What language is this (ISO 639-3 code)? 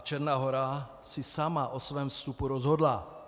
ces